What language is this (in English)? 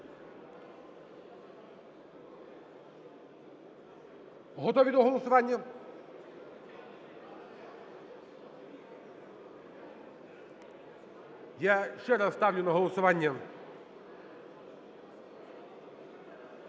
Ukrainian